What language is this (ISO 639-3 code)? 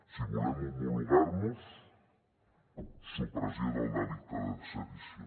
cat